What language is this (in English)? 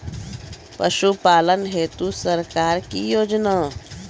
Maithili